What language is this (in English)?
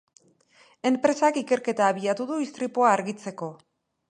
Basque